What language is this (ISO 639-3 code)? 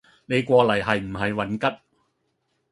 yue